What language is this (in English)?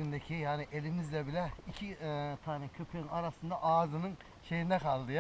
Turkish